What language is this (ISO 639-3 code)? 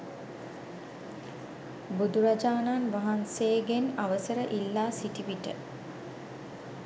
sin